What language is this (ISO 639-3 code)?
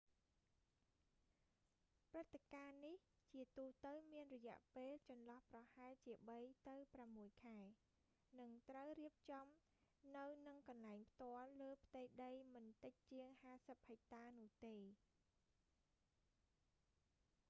khm